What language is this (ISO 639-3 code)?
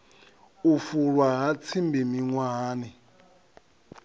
ven